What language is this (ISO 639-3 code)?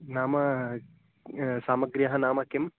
san